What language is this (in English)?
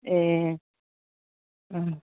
Nepali